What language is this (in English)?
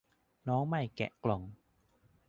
Thai